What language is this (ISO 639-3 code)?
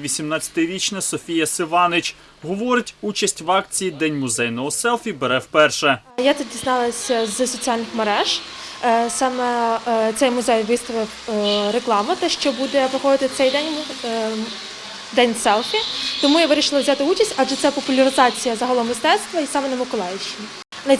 ukr